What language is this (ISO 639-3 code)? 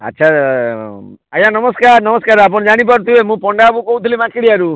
ori